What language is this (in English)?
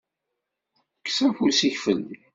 Kabyle